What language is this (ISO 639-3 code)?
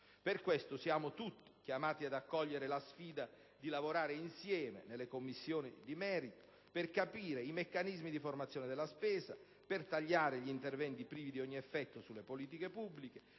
ita